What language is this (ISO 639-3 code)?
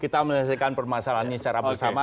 ind